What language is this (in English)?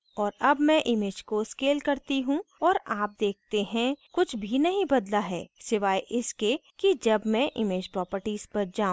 Hindi